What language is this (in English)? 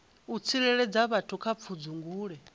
Venda